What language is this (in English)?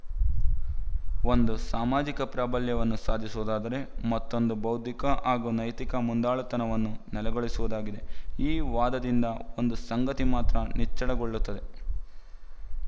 Kannada